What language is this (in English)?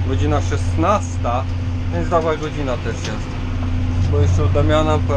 Polish